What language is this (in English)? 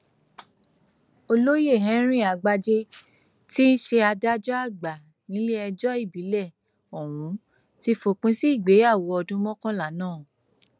Yoruba